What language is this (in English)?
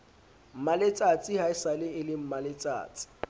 Southern Sotho